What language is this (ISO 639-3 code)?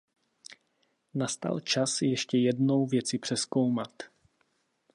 ces